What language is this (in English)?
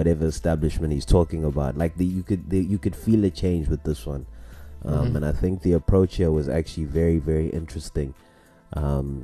English